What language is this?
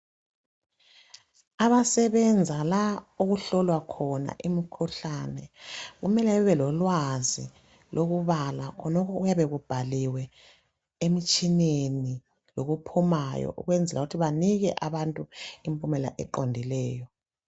North Ndebele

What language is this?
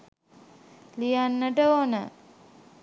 Sinhala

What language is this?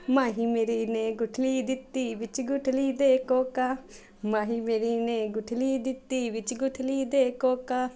Punjabi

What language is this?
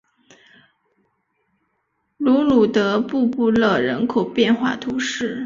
Chinese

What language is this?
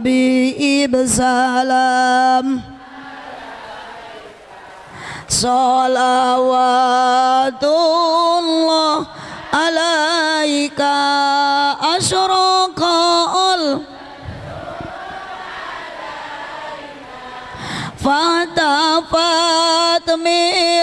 Indonesian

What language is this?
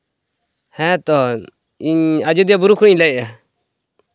Santali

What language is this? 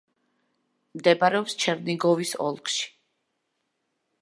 Georgian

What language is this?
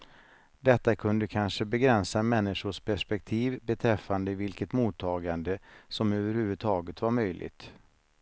Swedish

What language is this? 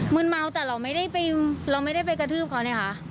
Thai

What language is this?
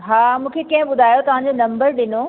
Sindhi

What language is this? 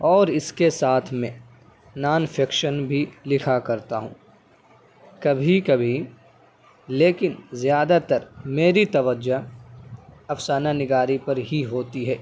Urdu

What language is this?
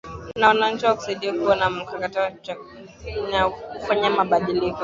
Swahili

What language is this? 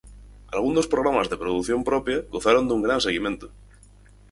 Galician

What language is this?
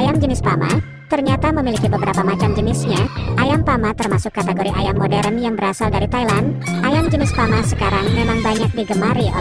Indonesian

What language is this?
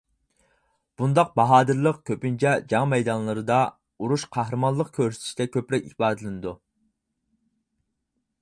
Uyghur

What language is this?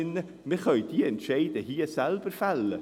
Swiss German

